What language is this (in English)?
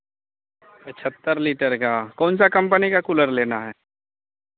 Hindi